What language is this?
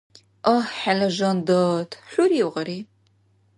Dargwa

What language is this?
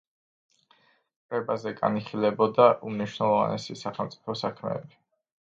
Georgian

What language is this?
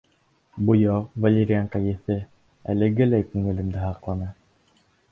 Bashkir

